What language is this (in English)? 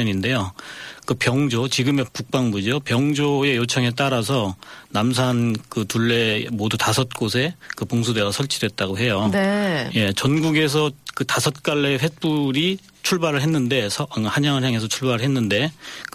Korean